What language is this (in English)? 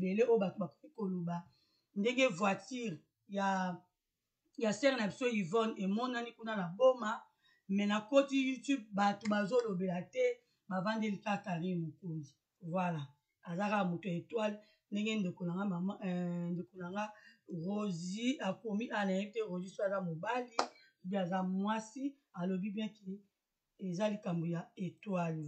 French